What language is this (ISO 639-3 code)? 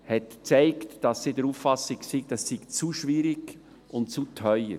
gsw